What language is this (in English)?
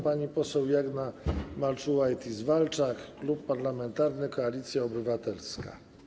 Polish